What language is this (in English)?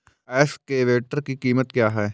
Hindi